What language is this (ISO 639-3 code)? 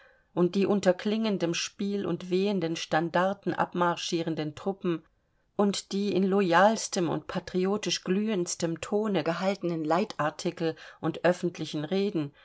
deu